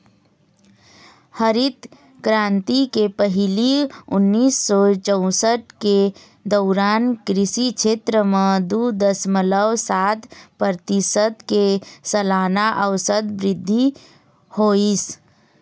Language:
Chhattisgarhi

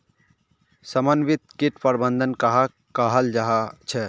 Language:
Magahi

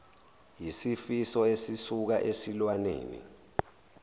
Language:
Zulu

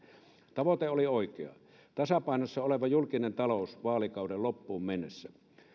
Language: Finnish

